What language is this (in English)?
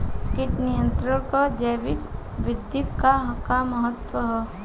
Bhojpuri